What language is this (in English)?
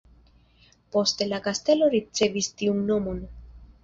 Esperanto